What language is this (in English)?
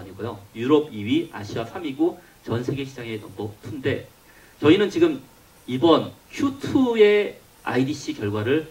Korean